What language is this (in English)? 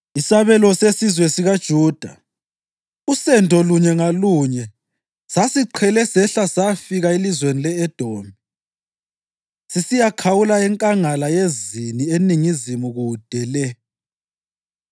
North Ndebele